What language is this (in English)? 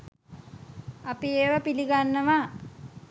Sinhala